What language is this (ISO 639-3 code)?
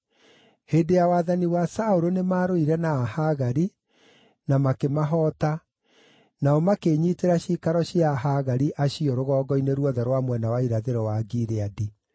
kik